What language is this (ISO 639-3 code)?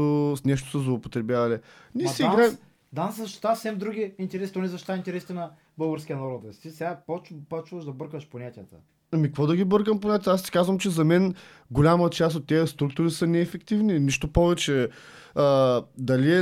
bul